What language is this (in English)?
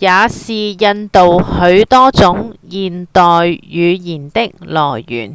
Cantonese